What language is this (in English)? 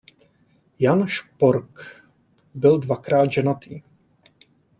Czech